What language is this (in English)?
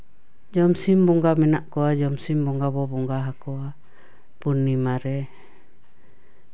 Santali